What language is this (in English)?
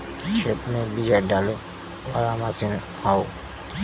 Bhojpuri